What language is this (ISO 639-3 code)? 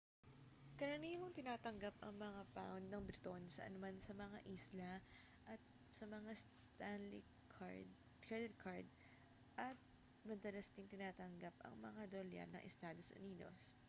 fil